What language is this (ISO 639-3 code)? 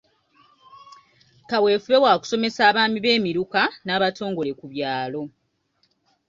lug